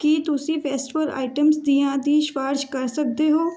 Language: Punjabi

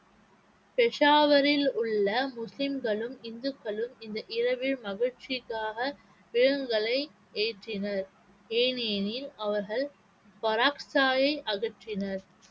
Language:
Tamil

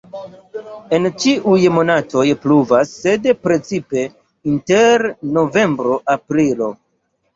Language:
Esperanto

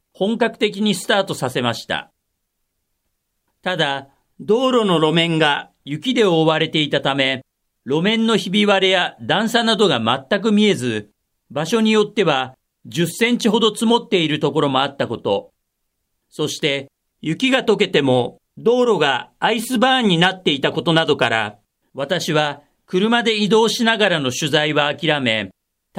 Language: Japanese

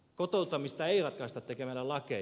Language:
Finnish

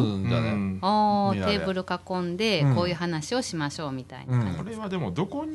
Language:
Japanese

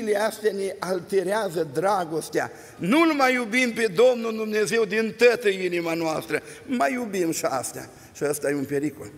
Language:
Romanian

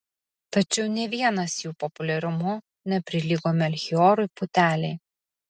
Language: Lithuanian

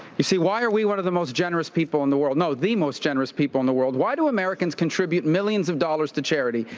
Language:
English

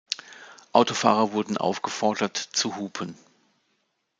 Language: German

